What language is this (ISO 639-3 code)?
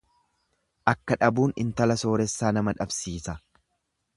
orm